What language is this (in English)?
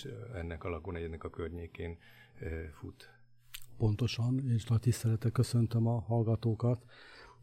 Hungarian